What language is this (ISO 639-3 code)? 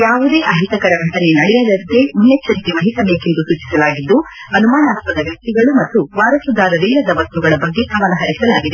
kan